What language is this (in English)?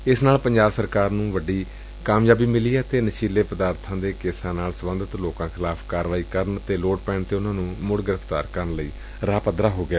Punjabi